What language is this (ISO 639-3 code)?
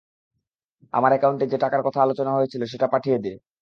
ben